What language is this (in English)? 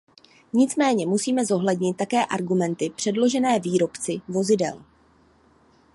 Czech